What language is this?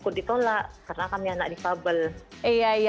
Indonesian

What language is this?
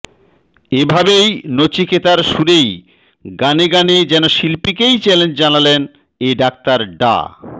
Bangla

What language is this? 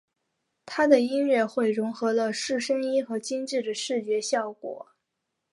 Chinese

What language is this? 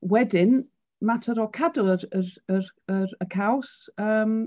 Welsh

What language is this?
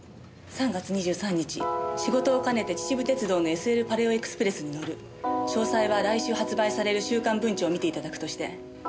Japanese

